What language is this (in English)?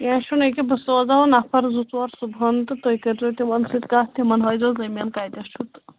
Kashmiri